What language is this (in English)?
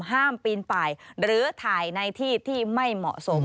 Thai